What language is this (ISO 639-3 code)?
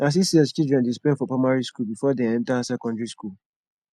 pcm